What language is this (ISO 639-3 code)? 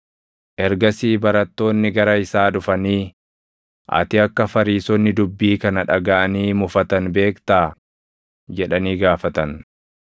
orm